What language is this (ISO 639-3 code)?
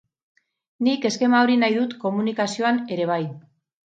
eus